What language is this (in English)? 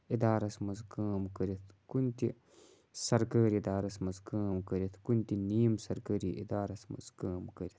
Kashmiri